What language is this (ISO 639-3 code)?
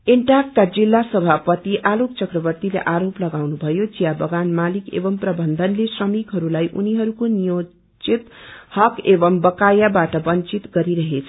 nep